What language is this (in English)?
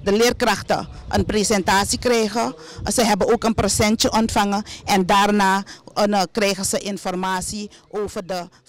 Dutch